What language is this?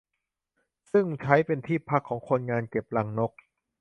Thai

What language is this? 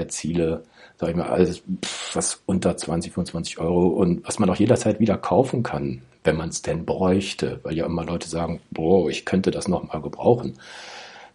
German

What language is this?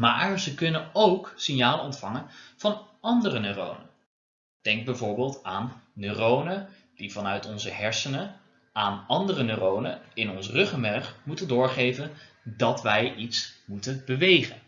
Dutch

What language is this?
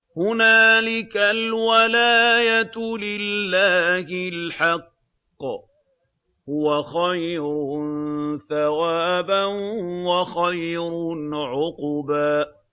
Arabic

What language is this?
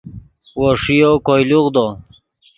Yidgha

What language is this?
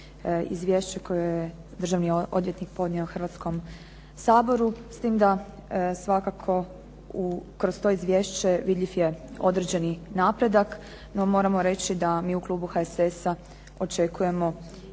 Croatian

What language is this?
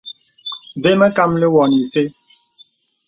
Bebele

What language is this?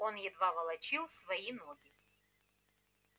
Russian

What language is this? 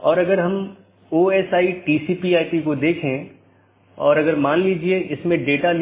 Hindi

